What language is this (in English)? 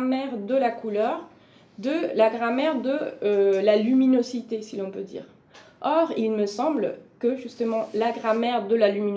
French